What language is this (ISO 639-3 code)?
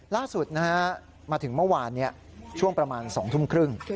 tha